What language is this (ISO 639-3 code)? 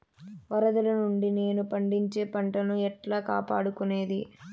tel